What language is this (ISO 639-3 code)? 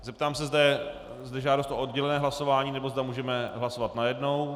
ces